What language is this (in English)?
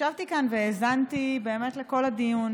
Hebrew